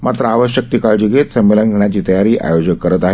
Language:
Marathi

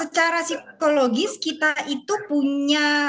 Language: Indonesian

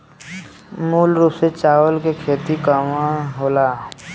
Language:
Bhojpuri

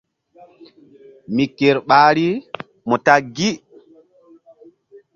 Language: Mbum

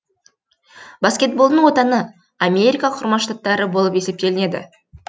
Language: Kazakh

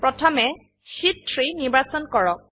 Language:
Assamese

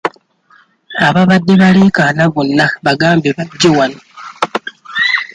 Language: Ganda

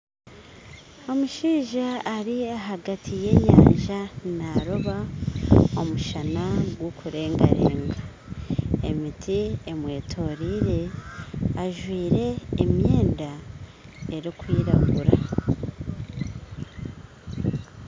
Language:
Nyankole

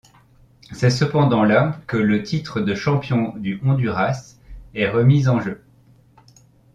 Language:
French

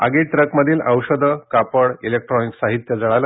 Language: Marathi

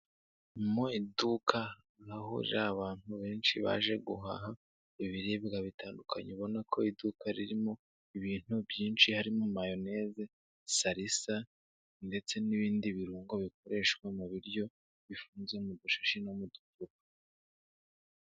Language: Kinyarwanda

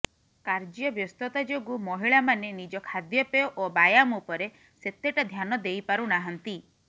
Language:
Odia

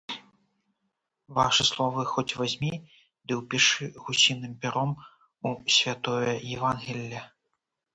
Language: Belarusian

